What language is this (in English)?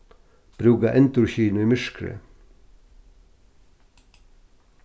Faroese